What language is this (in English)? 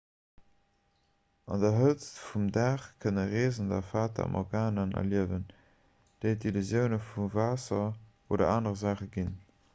Luxembourgish